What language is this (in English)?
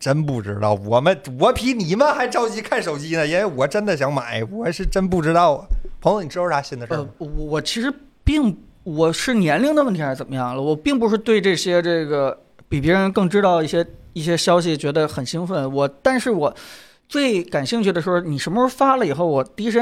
Chinese